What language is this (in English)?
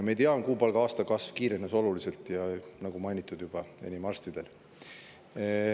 Estonian